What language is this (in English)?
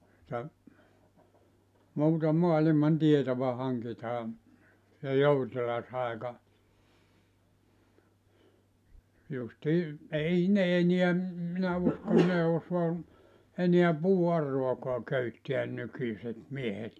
Finnish